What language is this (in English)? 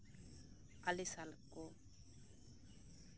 Santali